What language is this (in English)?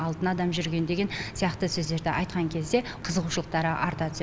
Kazakh